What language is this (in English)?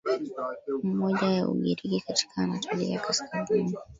Swahili